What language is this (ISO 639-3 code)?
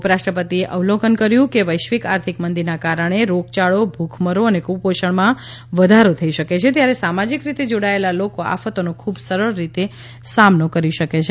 guj